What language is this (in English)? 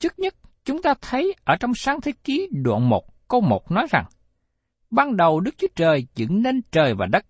Vietnamese